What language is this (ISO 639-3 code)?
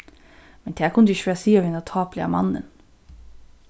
fao